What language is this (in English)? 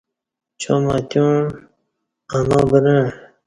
Kati